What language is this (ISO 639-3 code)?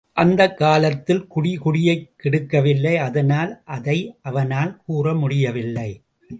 tam